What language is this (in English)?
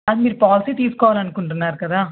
Telugu